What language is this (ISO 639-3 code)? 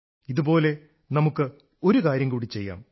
mal